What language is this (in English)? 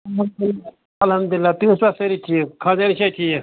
Kashmiri